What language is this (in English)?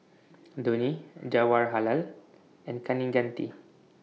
English